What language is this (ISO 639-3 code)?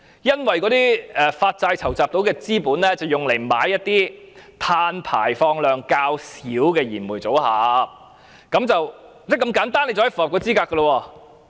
yue